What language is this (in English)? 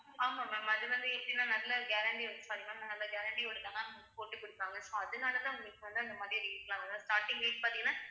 Tamil